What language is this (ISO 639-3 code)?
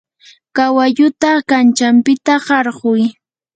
qur